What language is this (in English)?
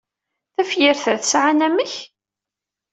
Kabyle